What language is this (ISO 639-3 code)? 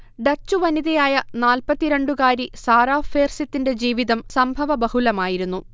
mal